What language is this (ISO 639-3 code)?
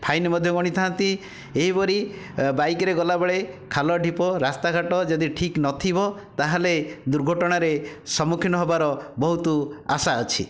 ori